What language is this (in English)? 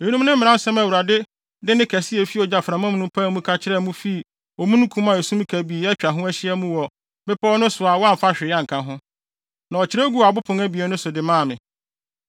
Akan